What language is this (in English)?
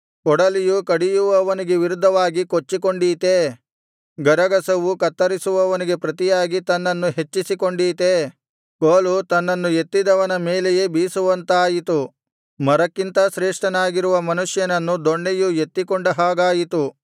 Kannada